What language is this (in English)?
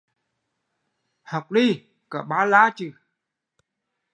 Vietnamese